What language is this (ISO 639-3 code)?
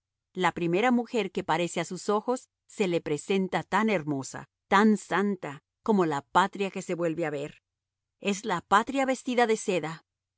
spa